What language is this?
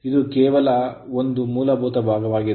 Kannada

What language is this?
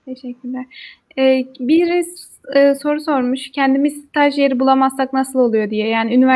Turkish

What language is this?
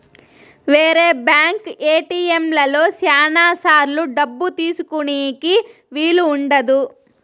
Telugu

